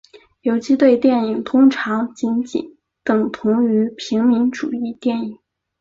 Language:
Chinese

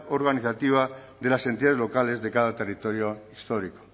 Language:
Spanish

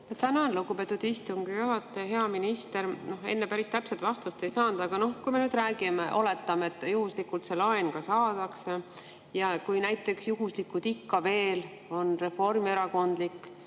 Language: Estonian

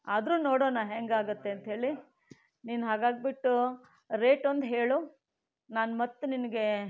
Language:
Kannada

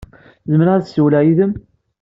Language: Kabyle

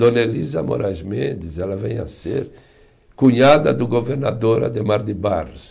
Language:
Portuguese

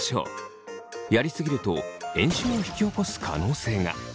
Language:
Japanese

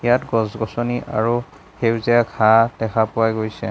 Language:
Assamese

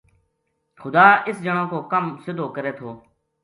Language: Gujari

